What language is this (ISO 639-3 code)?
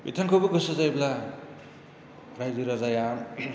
brx